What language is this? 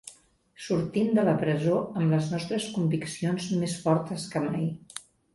Catalan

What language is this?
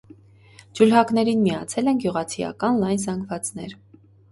Armenian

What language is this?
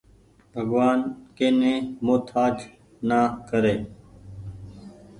Goaria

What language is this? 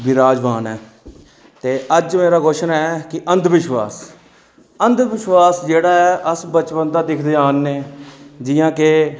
Dogri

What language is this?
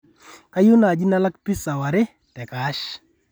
Masai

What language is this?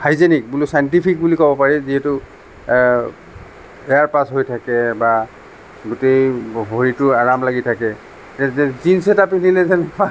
Assamese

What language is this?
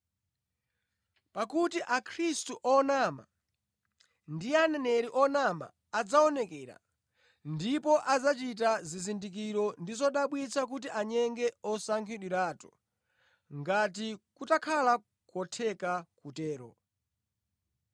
Nyanja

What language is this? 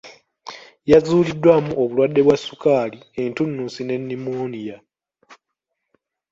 Ganda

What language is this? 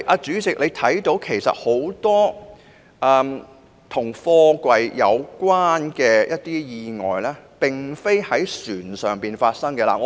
Cantonese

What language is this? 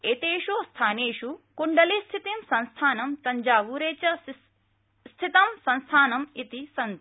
Sanskrit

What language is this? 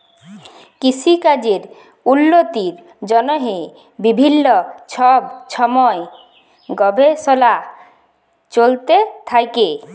Bangla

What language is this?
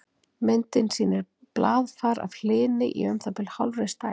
Icelandic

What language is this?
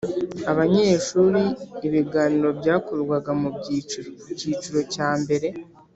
Kinyarwanda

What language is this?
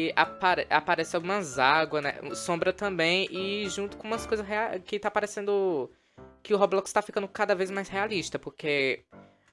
Portuguese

